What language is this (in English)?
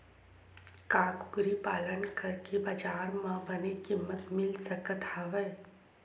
Chhattisgarhi